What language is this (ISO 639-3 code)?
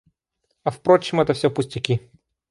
rus